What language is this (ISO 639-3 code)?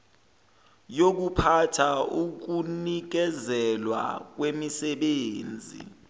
zul